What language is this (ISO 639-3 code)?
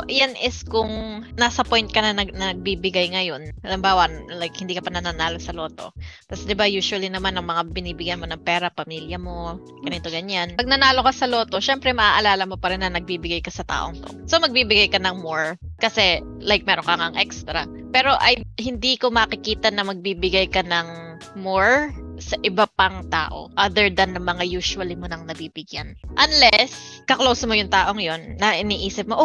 fil